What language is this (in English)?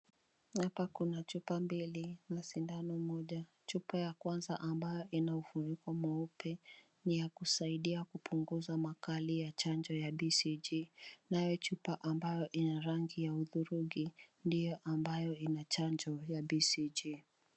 Swahili